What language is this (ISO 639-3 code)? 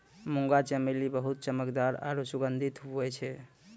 mai